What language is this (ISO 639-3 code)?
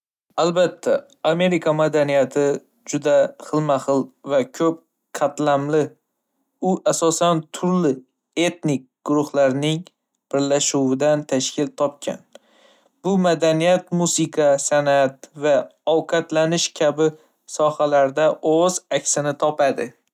uzb